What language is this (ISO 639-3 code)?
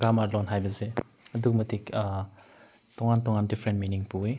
mni